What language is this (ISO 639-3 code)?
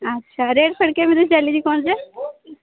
ori